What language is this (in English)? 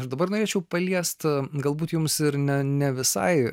Lithuanian